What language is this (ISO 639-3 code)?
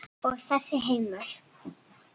isl